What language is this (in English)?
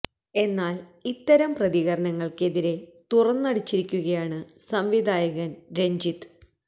Malayalam